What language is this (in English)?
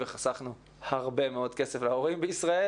Hebrew